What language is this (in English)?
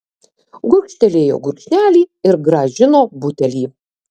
Lithuanian